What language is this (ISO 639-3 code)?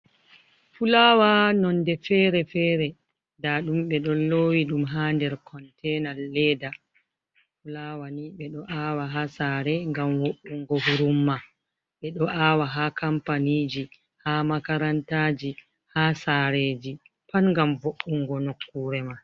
ful